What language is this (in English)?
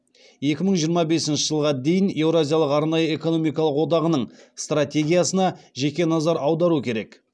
Kazakh